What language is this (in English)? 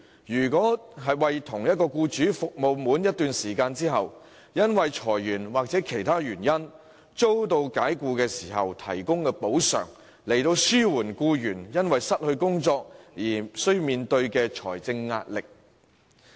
Cantonese